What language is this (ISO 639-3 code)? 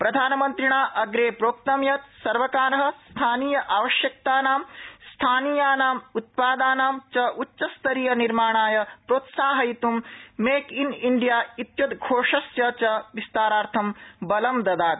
san